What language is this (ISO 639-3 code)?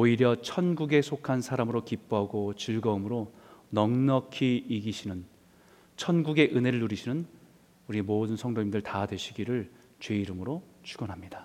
kor